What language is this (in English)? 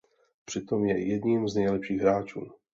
Czech